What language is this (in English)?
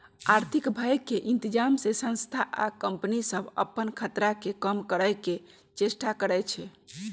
Magahi